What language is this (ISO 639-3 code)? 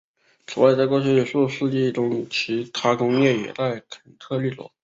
zho